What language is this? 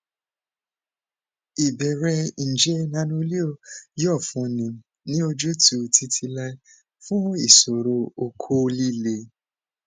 Yoruba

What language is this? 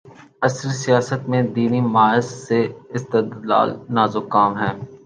Urdu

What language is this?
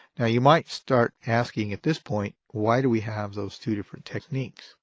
English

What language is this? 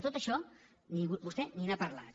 Catalan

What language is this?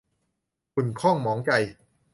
Thai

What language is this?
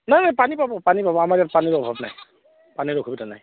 Assamese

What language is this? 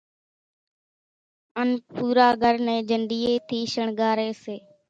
Kachi Koli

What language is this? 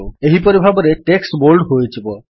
Odia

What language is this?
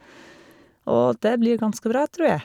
Norwegian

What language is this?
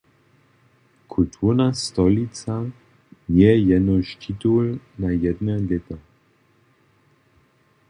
Upper Sorbian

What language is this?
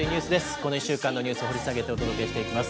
Japanese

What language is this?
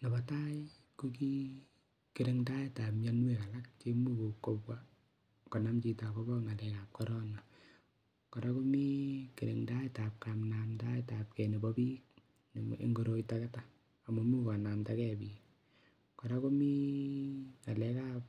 Kalenjin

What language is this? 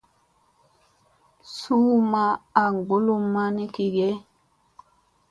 Musey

